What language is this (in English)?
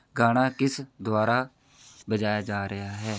Punjabi